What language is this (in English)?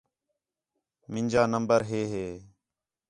Khetrani